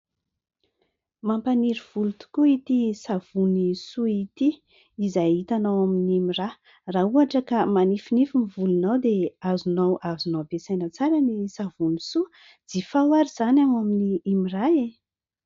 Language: Malagasy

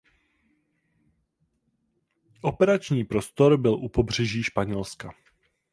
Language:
Czech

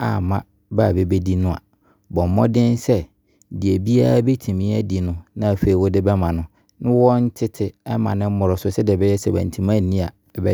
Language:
Abron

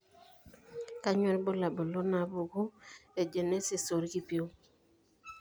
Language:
Masai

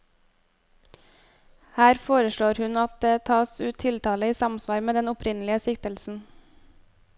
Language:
Norwegian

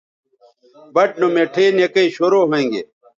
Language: Bateri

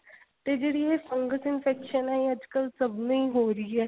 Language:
Punjabi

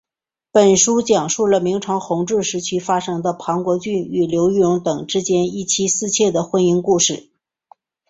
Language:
Chinese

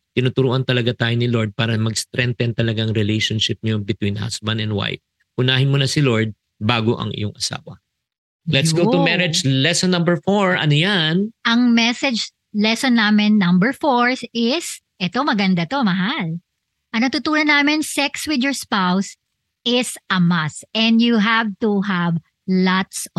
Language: Filipino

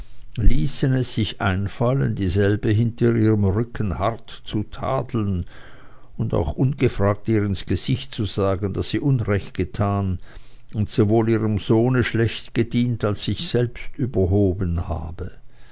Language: German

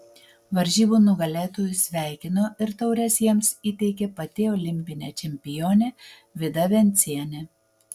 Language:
Lithuanian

